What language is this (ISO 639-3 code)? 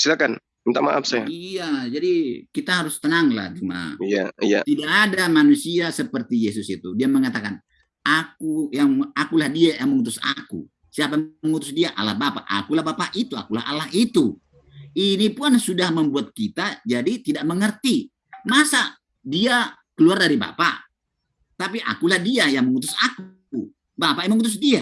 ind